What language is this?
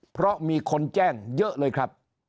Thai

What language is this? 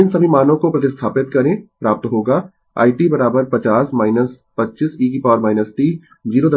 Hindi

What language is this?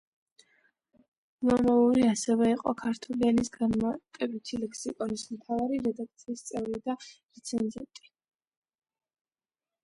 Georgian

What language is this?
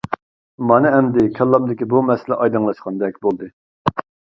Uyghur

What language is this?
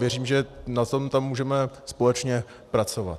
Czech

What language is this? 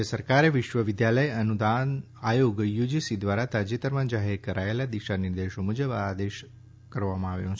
Gujarati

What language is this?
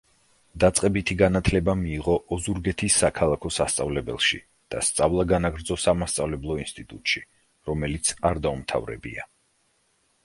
Georgian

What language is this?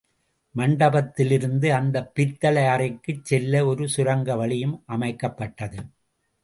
Tamil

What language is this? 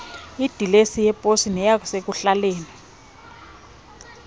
Xhosa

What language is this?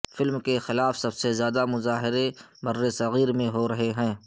Urdu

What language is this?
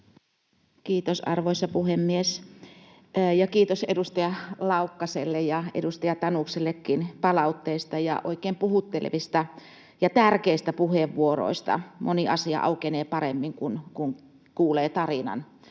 Finnish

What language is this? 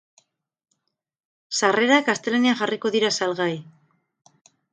Basque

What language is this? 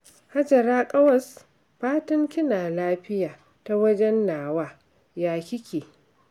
Hausa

